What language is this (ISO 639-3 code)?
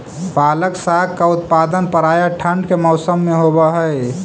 mag